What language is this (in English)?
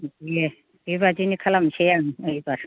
Bodo